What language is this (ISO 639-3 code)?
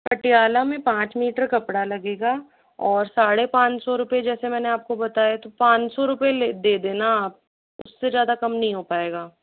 hin